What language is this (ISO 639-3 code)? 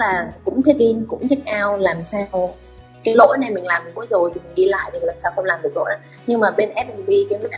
vie